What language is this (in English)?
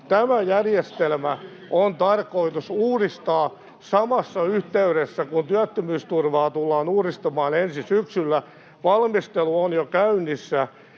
Finnish